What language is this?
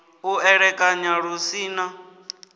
Venda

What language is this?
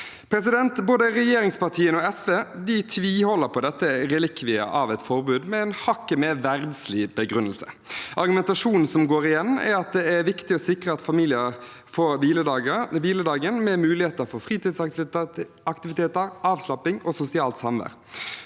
Norwegian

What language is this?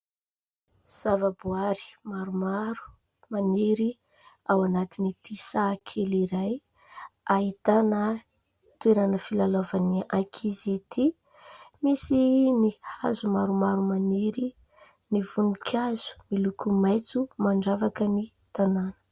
Malagasy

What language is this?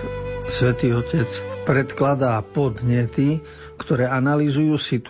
Slovak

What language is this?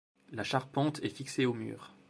French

